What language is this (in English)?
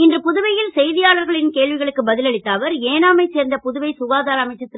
Tamil